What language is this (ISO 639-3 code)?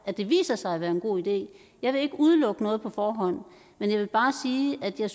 dan